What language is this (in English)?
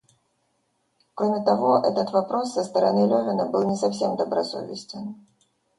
Russian